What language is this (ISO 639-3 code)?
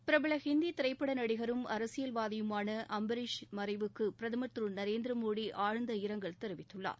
tam